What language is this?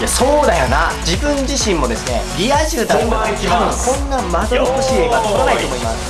Japanese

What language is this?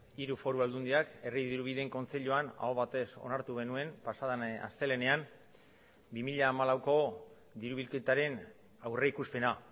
Basque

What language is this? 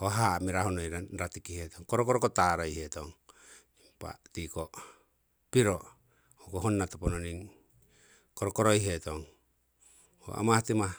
Siwai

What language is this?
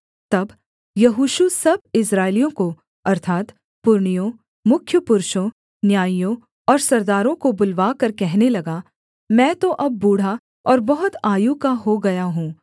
Hindi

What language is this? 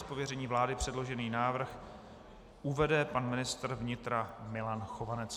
Czech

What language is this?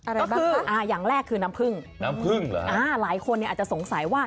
Thai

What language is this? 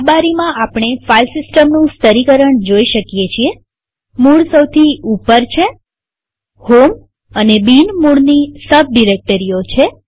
Gujarati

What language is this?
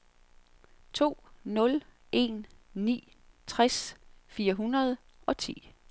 Danish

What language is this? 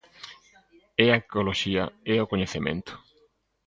Galician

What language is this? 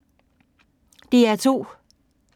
Danish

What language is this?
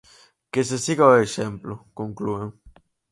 Galician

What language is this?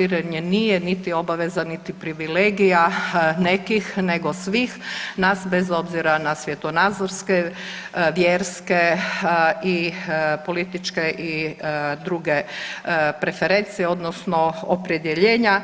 Croatian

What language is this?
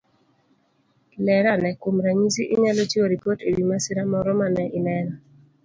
Luo (Kenya and Tanzania)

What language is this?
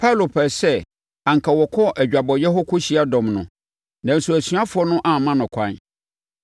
Akan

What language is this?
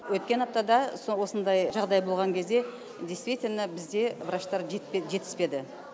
Kazakh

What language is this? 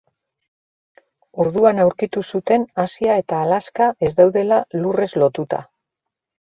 Basque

